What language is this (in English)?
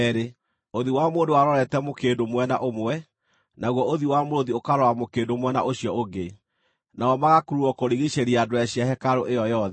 Kikuyu